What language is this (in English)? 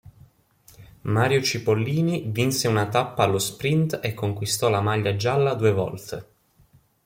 Italian